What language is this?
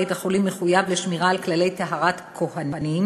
Hebrew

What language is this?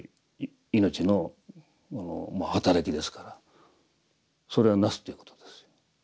Japanese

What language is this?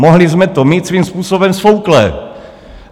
Czech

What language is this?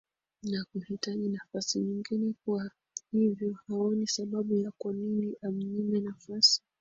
Swahili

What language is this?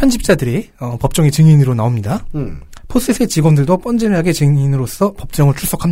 Korean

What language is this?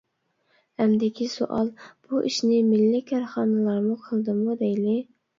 Uyghur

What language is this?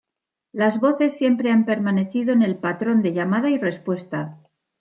Spanish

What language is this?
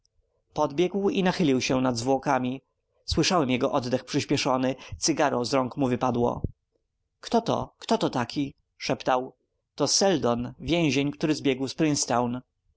Polish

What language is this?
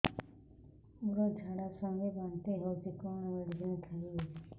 Odia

